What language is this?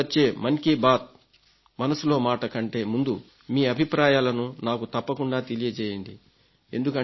Telugu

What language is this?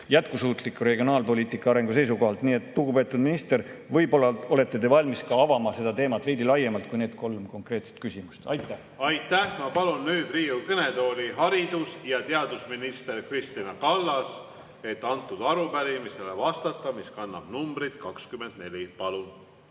Estonian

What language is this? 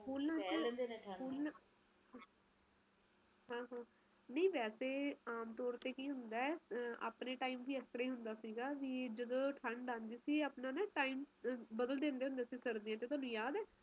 Punjabi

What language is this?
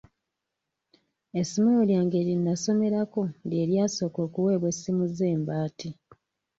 Ganda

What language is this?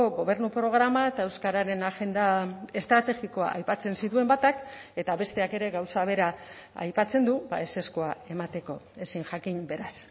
Basque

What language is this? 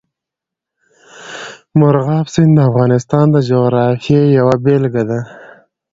Pashto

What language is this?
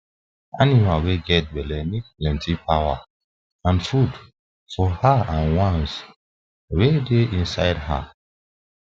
Nigerian Pidgin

